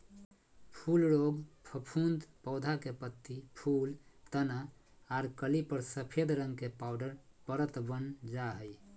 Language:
Magahi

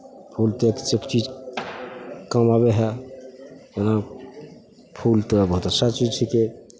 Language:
Maithili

